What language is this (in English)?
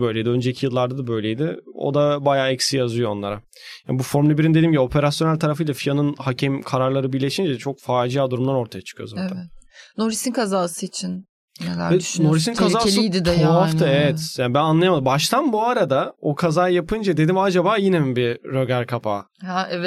Turkish